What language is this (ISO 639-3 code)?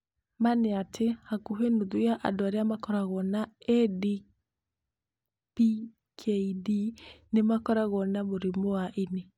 kik